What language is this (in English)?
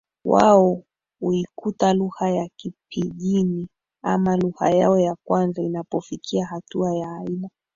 Swahili